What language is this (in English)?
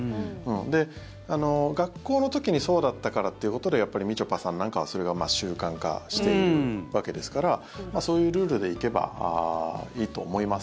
Japanese